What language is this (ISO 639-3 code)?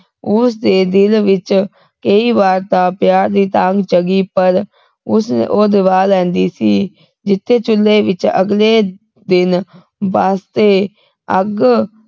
pan